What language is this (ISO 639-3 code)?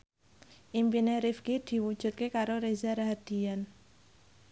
jav